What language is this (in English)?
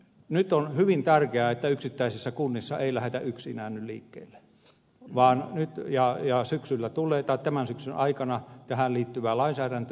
Finnish